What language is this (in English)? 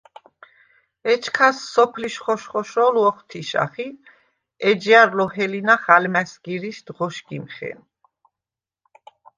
Svan